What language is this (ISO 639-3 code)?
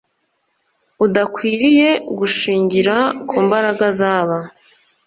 kin